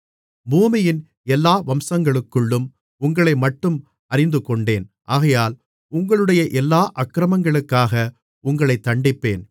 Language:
Tamil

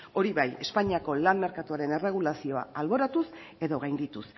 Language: Basque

